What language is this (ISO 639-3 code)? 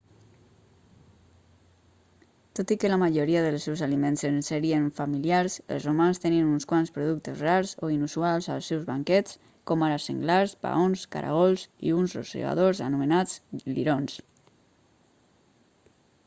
cat